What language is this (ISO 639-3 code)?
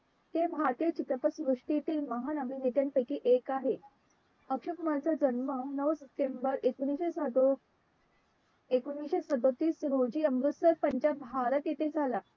mar